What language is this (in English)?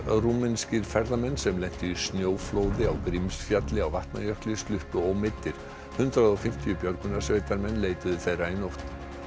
Icelandic